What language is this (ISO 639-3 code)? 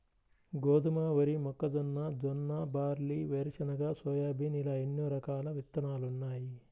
tel